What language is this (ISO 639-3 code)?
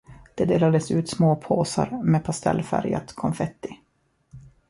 swe